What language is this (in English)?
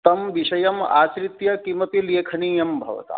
Sanskrit